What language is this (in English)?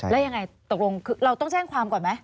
Thai